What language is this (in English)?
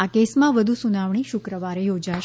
Gujarati